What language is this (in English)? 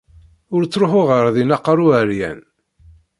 Kabyle